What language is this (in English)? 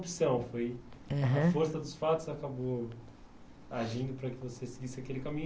Portuguese